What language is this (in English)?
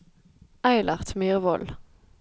Norwegian